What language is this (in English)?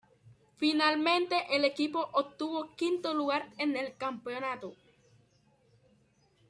Spanish